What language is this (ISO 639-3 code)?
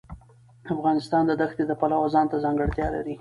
pus